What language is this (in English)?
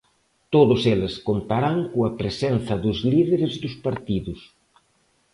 Galician